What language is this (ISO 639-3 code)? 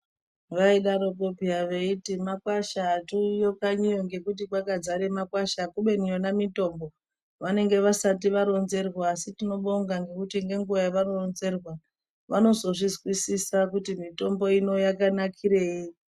ndc